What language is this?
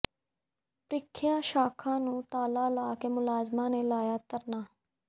Punjabi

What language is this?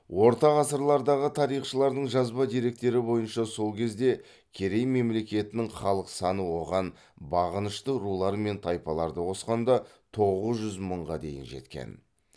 Kazakh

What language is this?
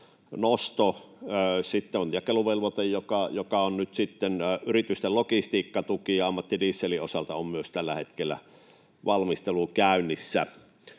Finnish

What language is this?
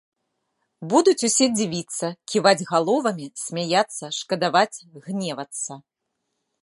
Belarusian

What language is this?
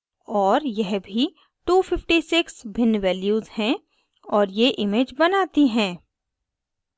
Hindi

